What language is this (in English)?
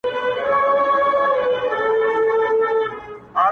Pashto